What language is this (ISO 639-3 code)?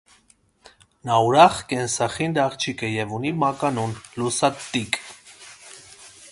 hye